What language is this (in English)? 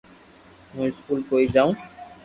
Loarki